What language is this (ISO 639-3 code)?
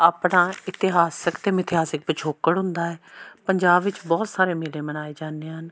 pan